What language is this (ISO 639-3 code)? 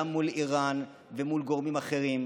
heb